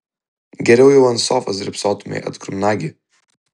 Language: Lithuanian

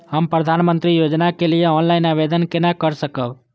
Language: Maithili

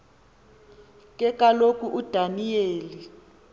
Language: Xhosa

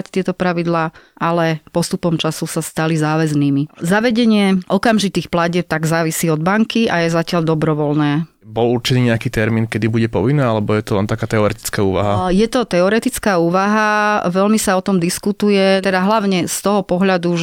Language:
Slovak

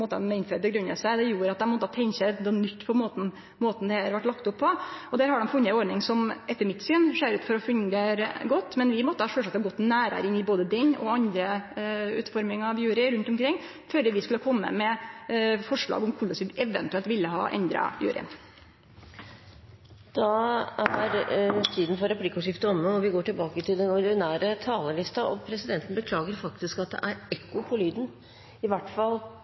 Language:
Norwegian Nynorsk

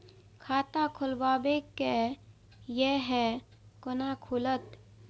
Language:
Maithili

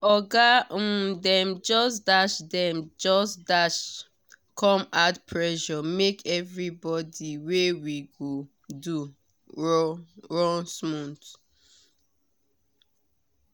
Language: Nigerian Pidgin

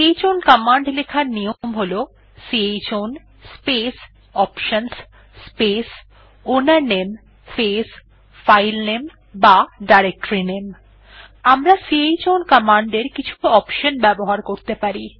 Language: Bangla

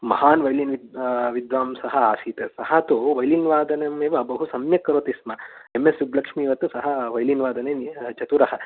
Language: Sanskrit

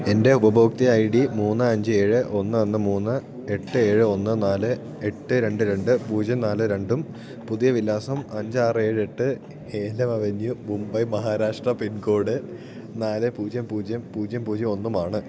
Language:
Malayalam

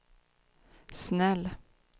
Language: Swedish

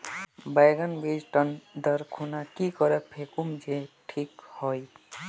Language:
Magahi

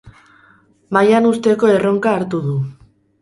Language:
Basque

